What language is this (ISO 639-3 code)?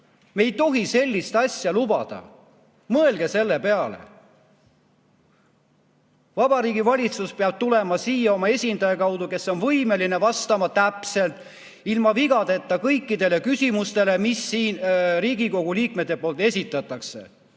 est